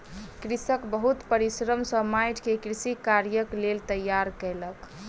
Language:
Maithili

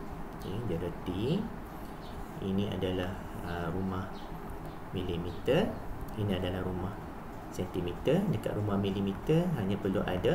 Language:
Malay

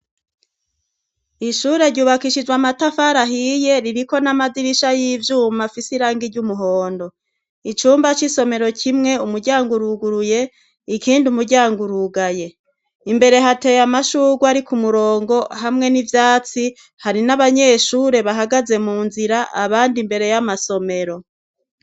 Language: Rundi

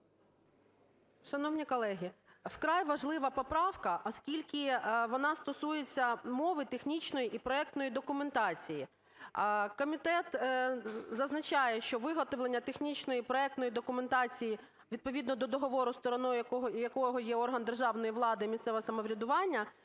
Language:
Ukrainian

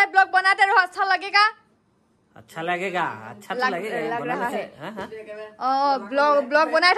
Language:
Indonesian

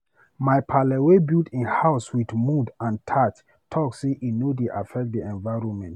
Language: Nigerian Pidgin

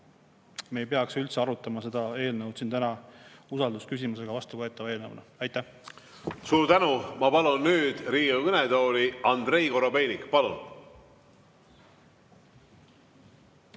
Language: Estonian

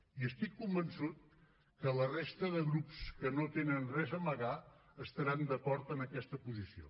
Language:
Catalan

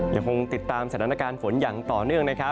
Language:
Thai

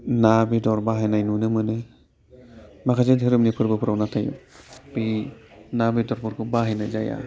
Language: Bodo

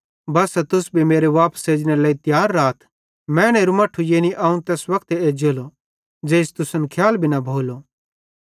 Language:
Bhadrawahi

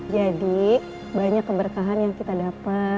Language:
Indonesian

